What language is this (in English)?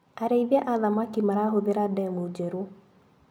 Kikuyu